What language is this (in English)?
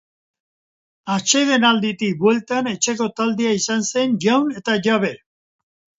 Basque